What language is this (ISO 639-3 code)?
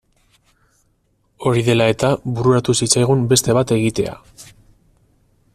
eus